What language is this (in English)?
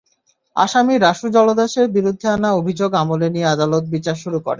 Bangla